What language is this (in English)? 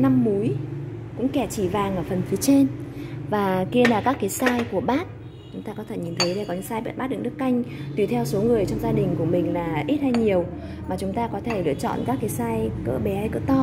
Vietnamese